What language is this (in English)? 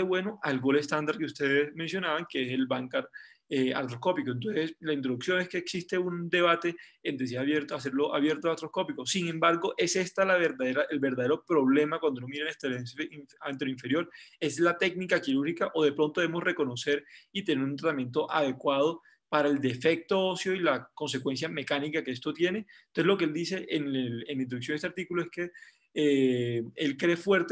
Spanish